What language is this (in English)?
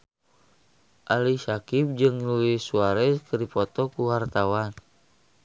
Sundanese